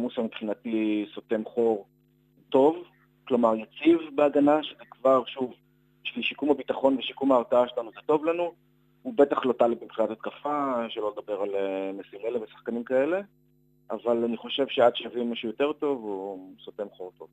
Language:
Hebrew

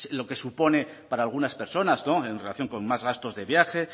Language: Spanish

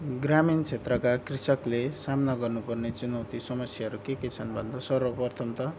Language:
Nepali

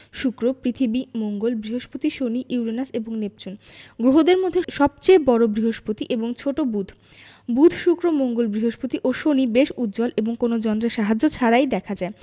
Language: Bangla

